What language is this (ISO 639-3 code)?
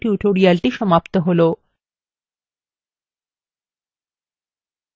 ben